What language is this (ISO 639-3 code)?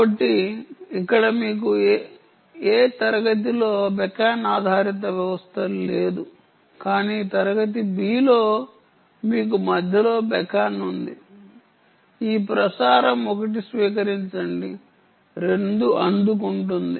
tel